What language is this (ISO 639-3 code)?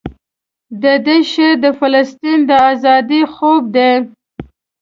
pus